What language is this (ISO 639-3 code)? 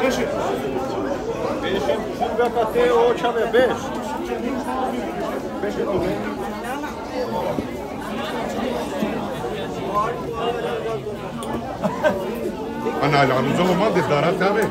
ron